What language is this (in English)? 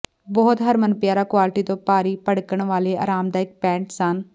Punjabi